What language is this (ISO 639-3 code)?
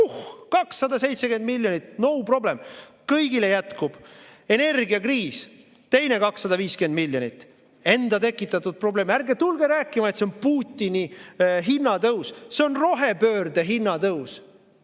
est